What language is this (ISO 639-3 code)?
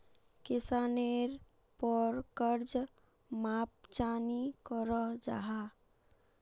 mag